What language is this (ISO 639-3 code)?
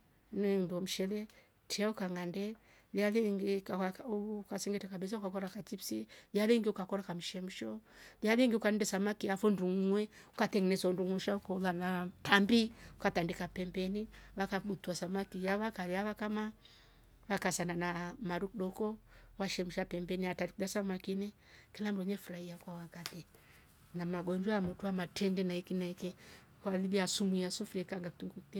rof